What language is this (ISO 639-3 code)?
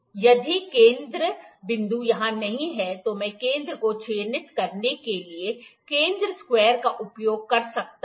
hin